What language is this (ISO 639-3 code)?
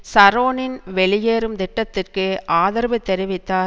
tam